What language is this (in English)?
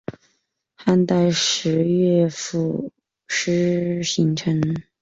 Chinese